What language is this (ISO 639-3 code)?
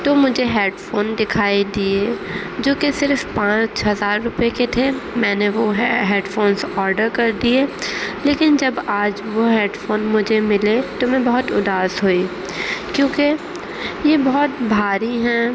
urd